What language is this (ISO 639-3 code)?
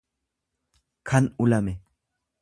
orm